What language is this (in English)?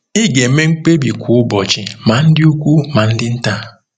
Igbo